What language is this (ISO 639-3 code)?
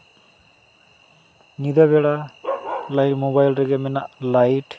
sat